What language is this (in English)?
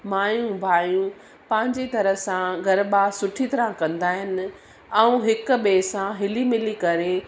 Sindhi